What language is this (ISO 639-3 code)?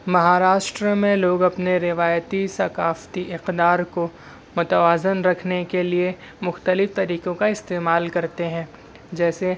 urd